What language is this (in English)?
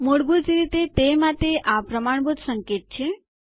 Gujarati